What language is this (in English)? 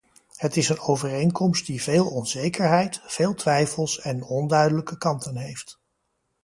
Dutch